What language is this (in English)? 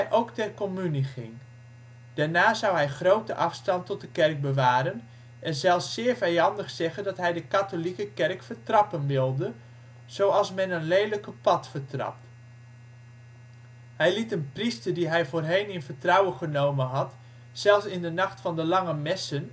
Dutch